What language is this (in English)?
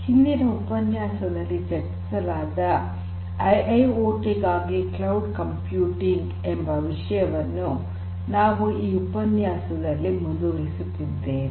Kannada